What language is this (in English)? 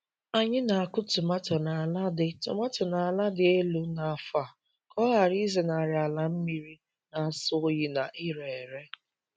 Igbo